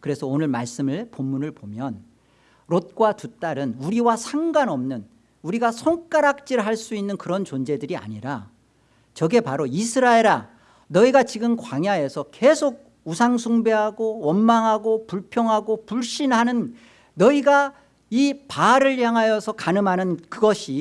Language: Korean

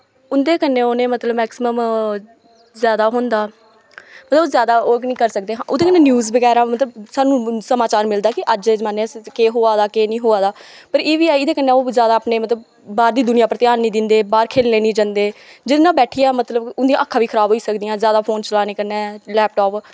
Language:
Dogri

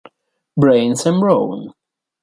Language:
Italian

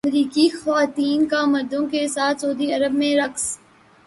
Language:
Urdu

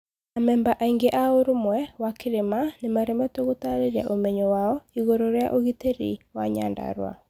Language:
Kikuyu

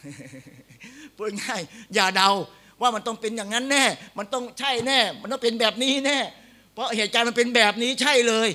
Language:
Thai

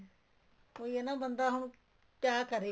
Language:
Punjabi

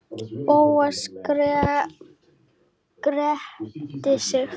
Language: Icelandic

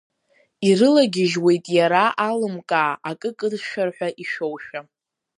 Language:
Abkhazian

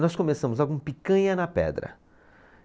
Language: Portuguese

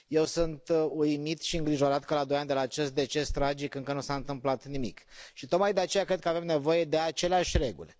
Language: Romanian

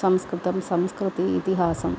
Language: Sanskrit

